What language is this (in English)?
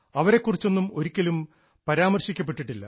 Malayalam